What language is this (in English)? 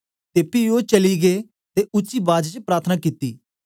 Dogri